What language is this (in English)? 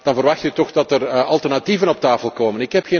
Dutch